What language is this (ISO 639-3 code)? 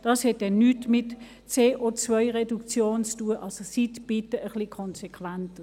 gsw